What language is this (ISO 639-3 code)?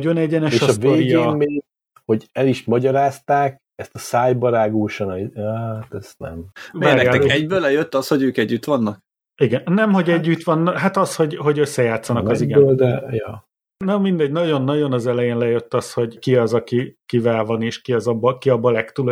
hun